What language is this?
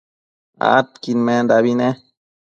Matsés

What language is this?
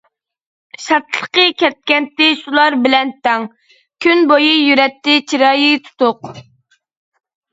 Uyghur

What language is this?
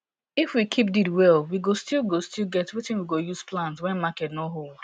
Nigerian Pidgin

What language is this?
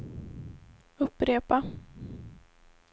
Swedish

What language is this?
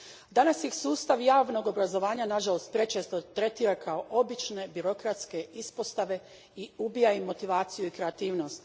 Croatian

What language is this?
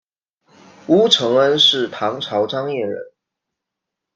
Chinese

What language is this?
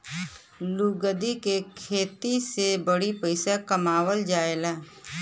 Bhojpuri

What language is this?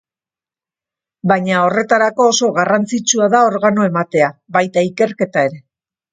Basque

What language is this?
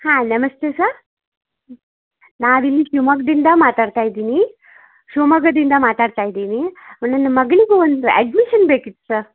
Kannada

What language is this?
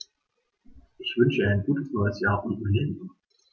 German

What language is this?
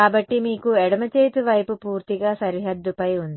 Telugu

